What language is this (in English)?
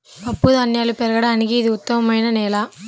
Telugu